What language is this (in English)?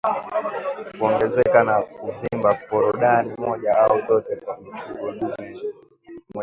Swahili